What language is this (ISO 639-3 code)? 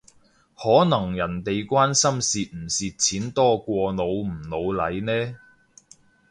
yue